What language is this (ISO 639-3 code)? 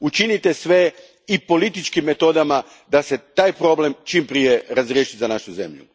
hrv